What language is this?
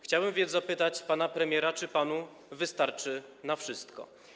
Polish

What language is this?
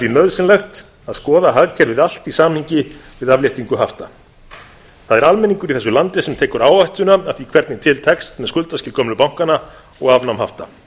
Icelandic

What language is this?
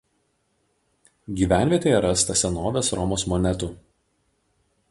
Lithuanian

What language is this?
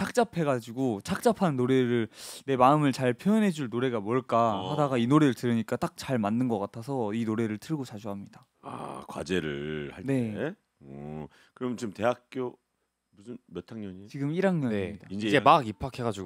Korean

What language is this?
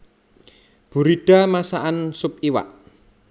Javanese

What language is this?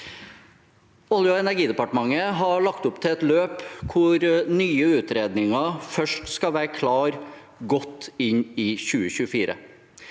Norwegian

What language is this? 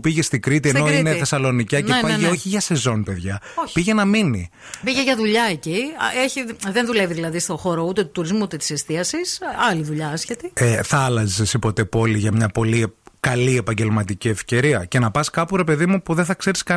Greek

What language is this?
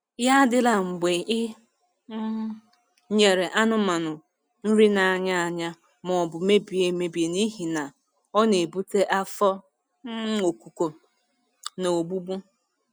Igbo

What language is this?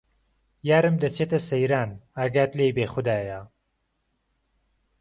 Central Kurdish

